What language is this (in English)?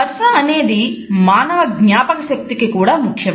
Telugu